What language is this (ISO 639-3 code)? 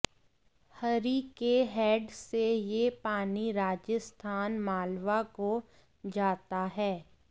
hin